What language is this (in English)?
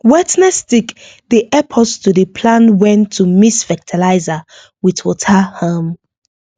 Nigerian Pidgin